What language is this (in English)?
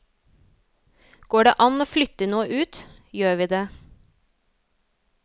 Norwegian